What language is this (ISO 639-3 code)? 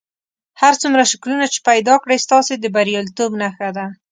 pus